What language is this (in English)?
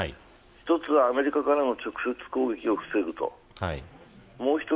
Japanese